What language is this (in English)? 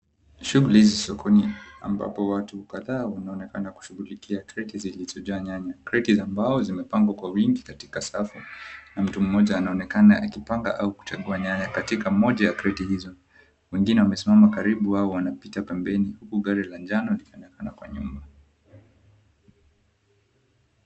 Swahili